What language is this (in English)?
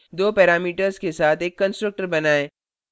Hindi